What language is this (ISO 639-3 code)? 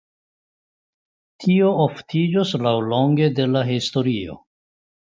epo